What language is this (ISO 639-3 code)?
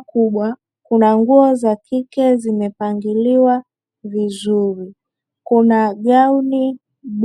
swa